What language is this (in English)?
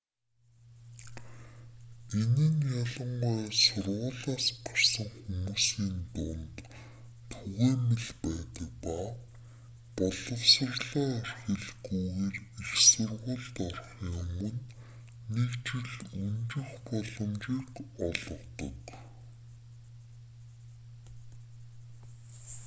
Mongolian